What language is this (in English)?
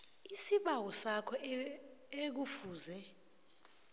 South Ndebele